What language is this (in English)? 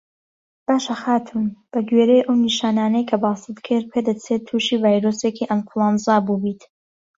Central Kurdish